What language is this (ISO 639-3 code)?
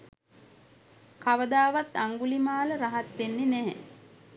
sin